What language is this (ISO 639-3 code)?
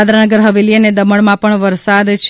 guj